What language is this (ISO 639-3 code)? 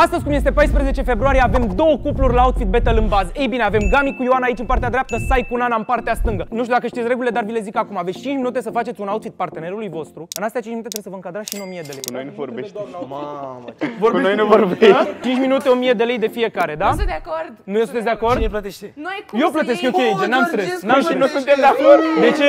ron